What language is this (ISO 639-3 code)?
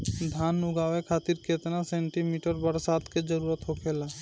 bho